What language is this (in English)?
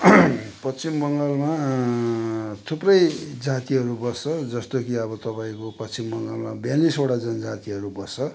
Nepali